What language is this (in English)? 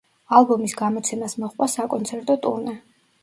Georgian